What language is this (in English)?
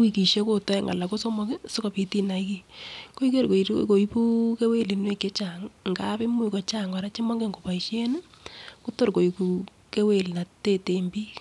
Kalenjin